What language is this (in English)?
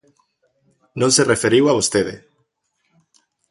Galician